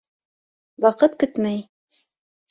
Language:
Bashkir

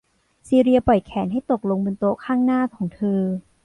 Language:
Thai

